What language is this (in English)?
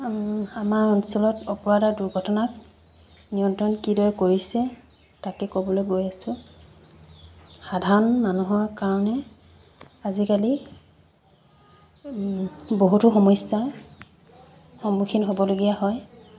Assamese